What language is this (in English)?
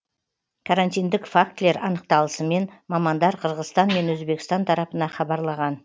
Kazakh